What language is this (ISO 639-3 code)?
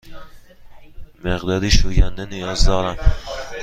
fas